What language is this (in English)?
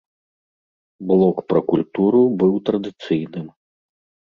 Belarusian